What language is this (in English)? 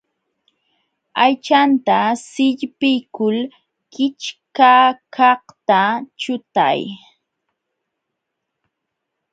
Jauja Wanca Quechua